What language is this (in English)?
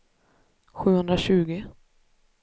Swedish